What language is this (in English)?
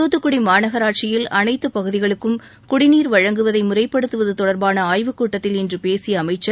Tamil